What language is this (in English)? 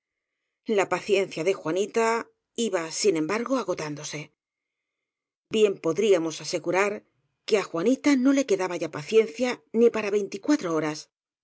Spanish